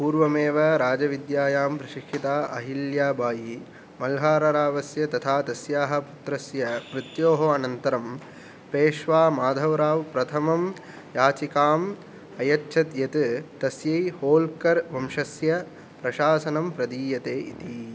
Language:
Sanskrit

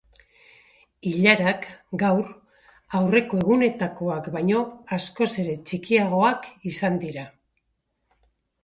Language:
Basque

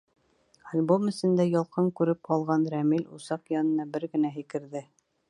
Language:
Bashkir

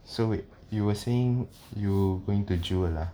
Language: English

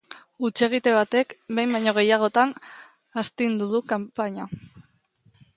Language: Basque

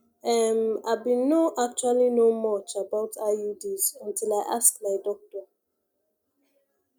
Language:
Nigerian Pidgin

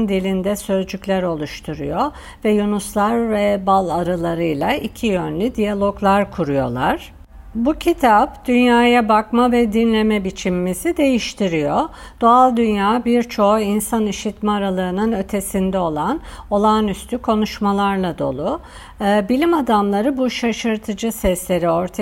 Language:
Turkish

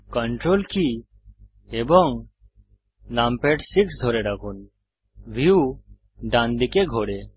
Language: Bangla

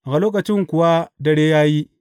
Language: Hausa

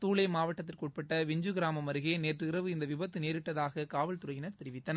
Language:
Tamil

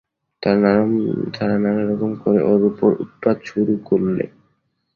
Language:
Bangla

